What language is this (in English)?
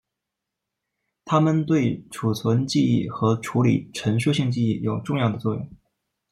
Chinese